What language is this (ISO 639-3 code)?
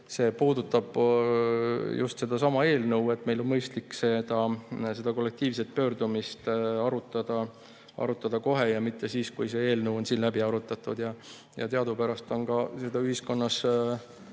est